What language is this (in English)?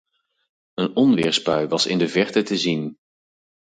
Dutch